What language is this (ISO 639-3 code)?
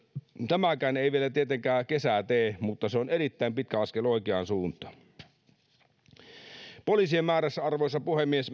fin